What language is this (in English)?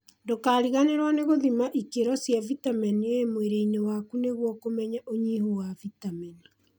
Kikuyu